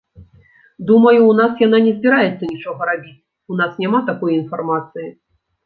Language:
Belarusian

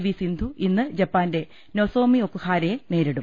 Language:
Malayalam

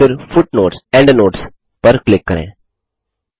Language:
Hindi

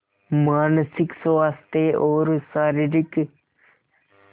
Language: Hindi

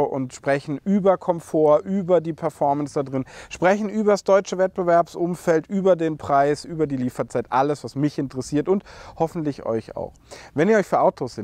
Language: German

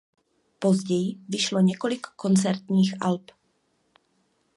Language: Czech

